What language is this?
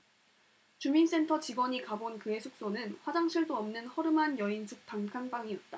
Korean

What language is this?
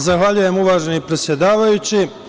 Serbian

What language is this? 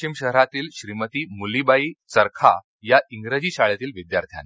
Marathi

